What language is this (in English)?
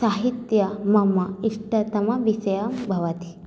Sanskrit